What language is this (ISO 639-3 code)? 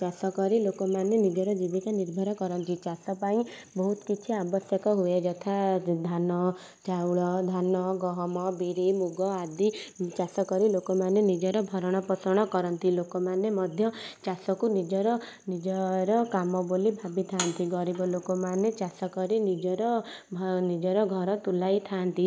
ori